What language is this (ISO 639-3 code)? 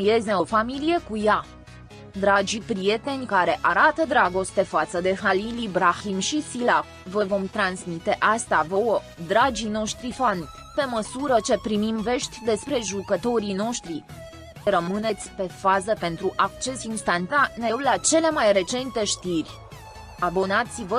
ron